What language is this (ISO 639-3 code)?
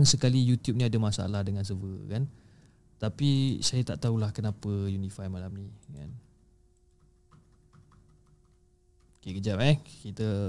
msa